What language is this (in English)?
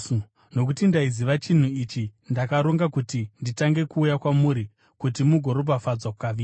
Shona